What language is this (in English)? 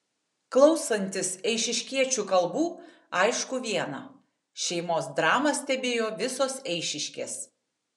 Lithuanian